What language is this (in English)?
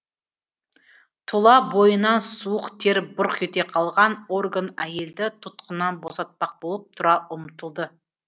Kazakh